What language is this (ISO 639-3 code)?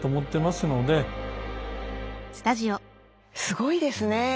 jpn